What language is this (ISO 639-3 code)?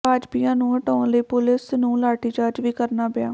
pan